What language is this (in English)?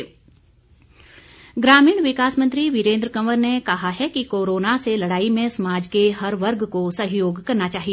Hindi